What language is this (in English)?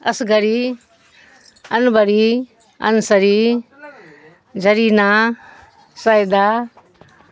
Urdu